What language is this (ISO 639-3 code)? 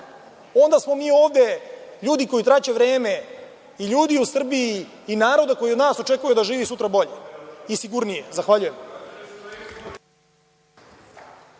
srp